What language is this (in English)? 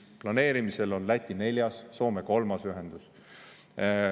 Estonian